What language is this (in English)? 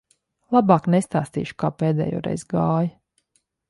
Latvian